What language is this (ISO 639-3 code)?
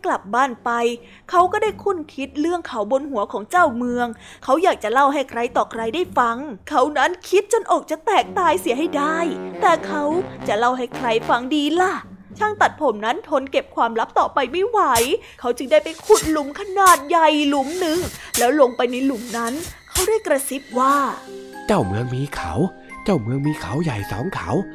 tha